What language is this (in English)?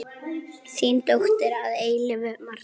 Icelandic